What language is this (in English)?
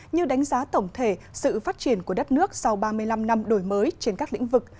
Vietnamese